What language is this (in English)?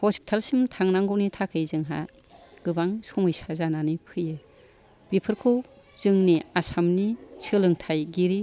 Bodo